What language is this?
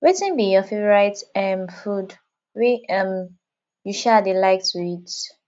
Nigerian Pidgin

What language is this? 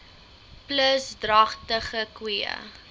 Afrikaans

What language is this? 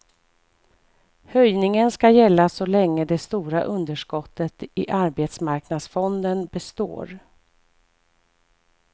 Swedish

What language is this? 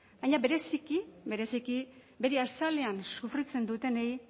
Basque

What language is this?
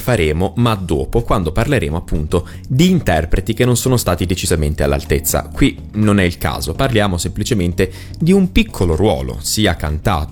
Italian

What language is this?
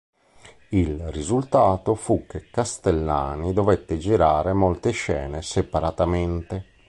Italian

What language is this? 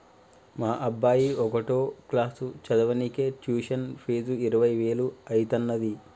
Telugu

